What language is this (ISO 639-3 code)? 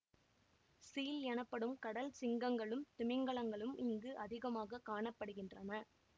tam